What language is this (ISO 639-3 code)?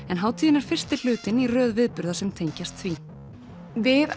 isl